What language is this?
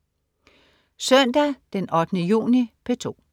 Danish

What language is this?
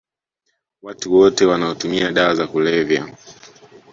Swahili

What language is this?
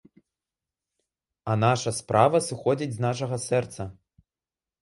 Belarusian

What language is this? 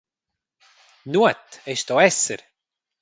Romansh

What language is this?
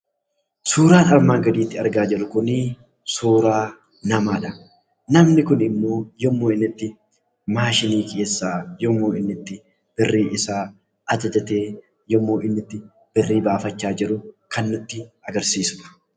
Oromo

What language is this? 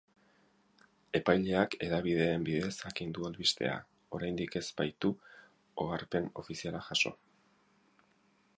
Basque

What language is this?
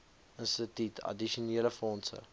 Afrikaans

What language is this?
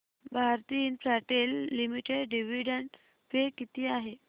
Marathi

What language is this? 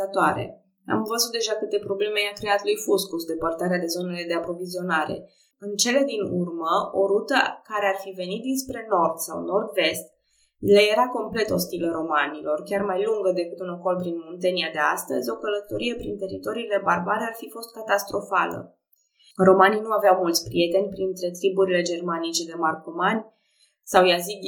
Romanian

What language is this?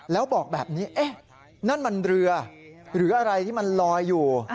Thai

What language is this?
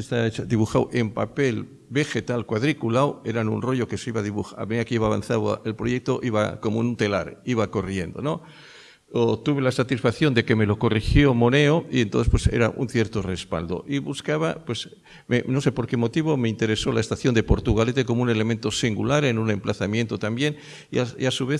Spanish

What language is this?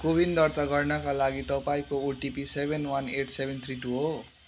Nepali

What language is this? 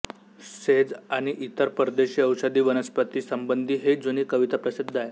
Marathi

